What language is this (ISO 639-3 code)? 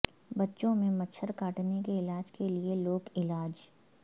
urd